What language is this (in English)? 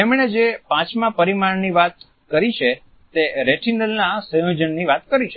Gujarati